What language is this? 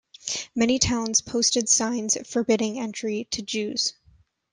English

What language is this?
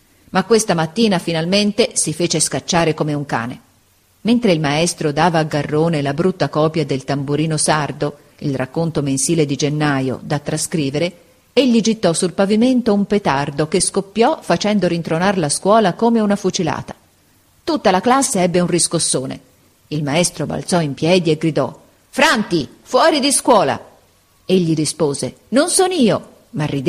Italian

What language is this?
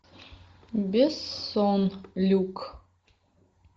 Russian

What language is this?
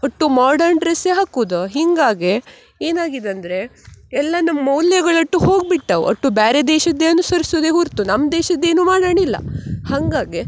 Kannada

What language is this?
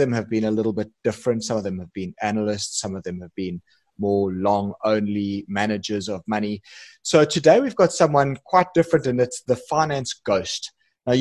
English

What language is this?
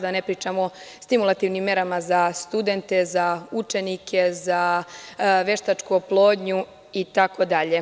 Serbian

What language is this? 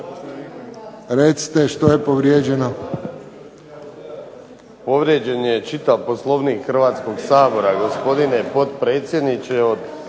Croatian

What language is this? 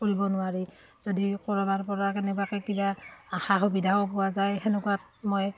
Assamese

